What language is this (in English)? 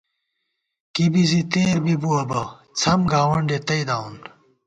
Gawar-Bati